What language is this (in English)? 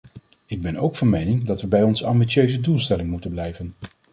Dutch